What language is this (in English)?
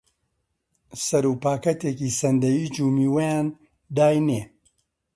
Central Kurdish